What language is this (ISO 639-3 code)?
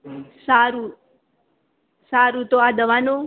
guj